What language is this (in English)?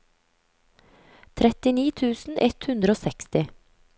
Norwegian